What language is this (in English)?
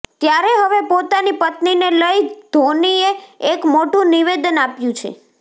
Gujarati